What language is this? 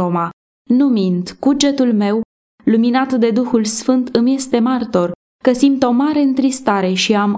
Romanian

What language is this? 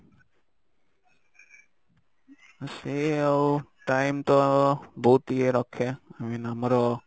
Odia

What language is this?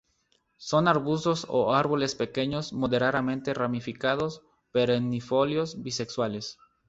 Spanish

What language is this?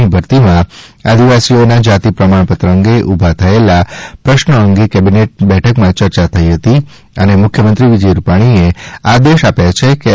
Gujarati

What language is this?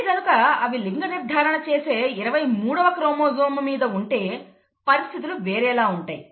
Telugu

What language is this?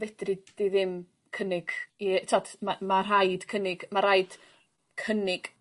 Welsh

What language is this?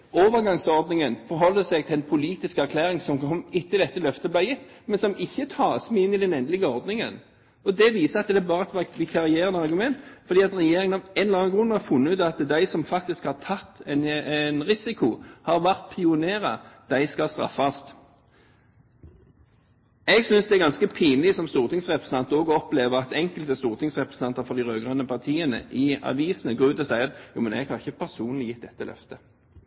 Norwegian Bokmål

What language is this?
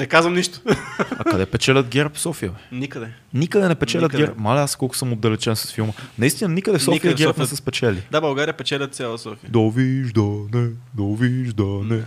Bulgarian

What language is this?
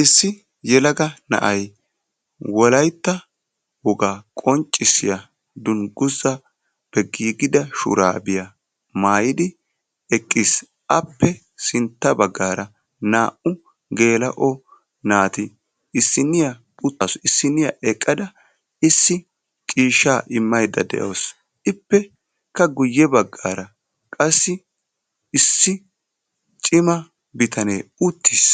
Wolaytta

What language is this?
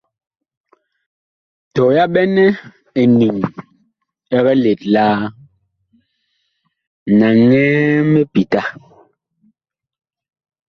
Bakoko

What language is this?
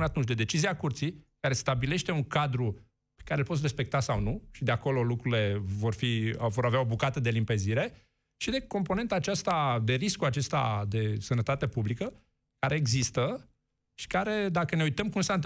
Romanian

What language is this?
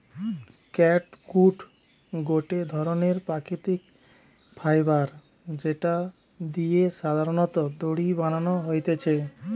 Bangla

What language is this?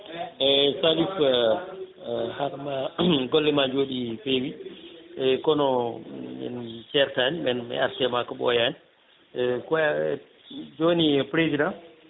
Fula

